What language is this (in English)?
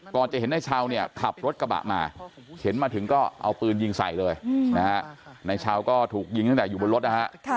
Thai